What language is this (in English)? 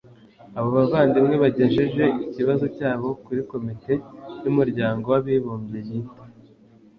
Kinyarwanda